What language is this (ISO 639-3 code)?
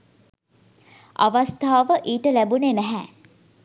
sin